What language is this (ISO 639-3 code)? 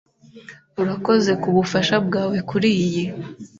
kin